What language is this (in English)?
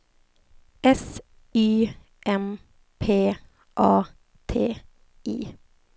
Swedish